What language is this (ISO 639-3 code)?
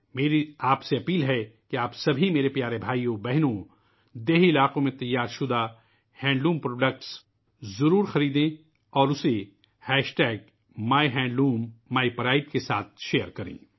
urd